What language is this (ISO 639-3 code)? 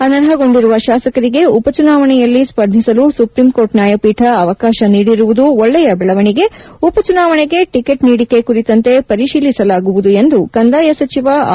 kan